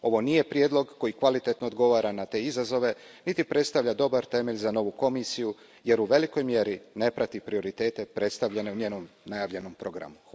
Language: Croatian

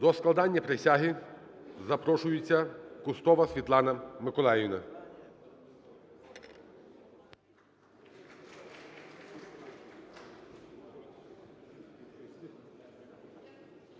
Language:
Ukrainian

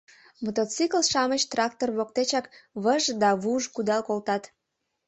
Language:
Mari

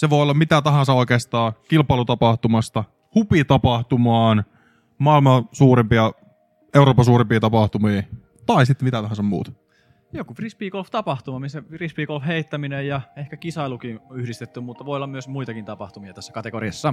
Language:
Finnish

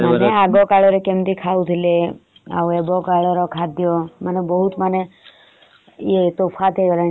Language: Odia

